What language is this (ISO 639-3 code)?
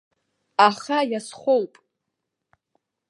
abk